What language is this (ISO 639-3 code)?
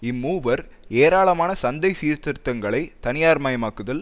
tam